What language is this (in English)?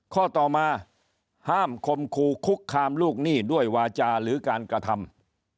Thai